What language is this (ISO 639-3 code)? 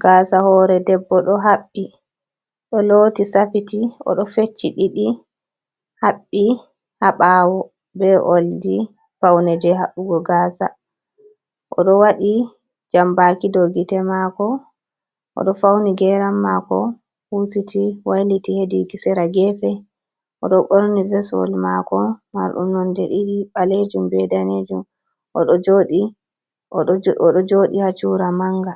ful